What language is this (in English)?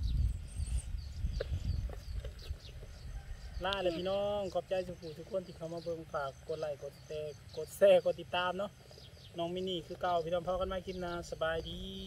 Thai